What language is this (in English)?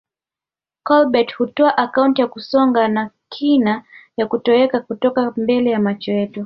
Swahili